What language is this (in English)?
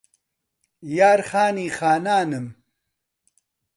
Central Kurdish